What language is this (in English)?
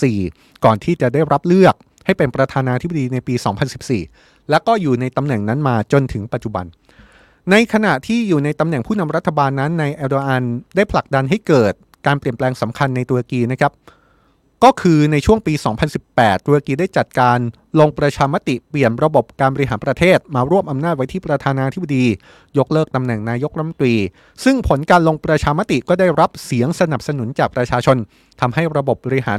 Thai